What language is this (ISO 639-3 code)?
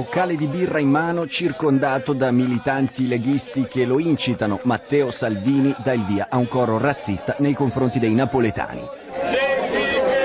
ita